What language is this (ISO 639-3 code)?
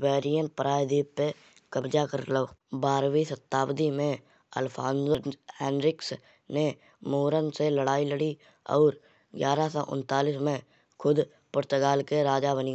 bjj